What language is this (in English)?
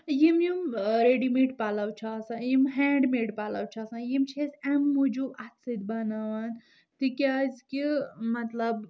Kashmiri